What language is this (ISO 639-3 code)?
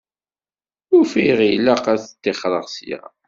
kab